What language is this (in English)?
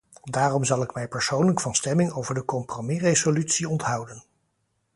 Dutch